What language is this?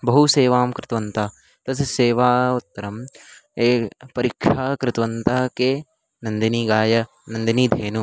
Sanskrit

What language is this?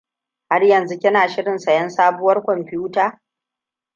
Hausa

